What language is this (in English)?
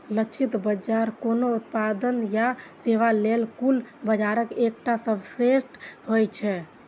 Maithili